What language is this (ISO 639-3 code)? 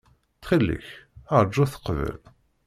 kab